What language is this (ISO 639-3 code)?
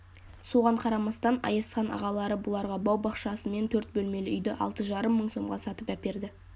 kaz